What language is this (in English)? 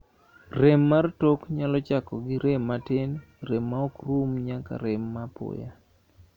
Luo (Kenya and Tanzania)